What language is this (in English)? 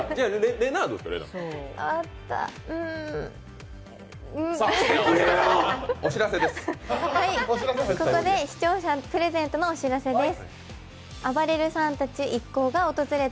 Japanese